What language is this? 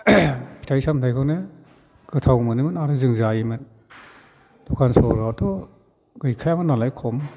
Bodo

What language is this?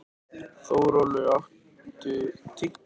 Icelandic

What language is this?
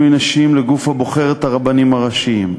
Hebrew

